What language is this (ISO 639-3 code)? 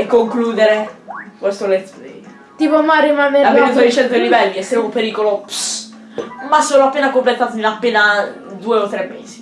ita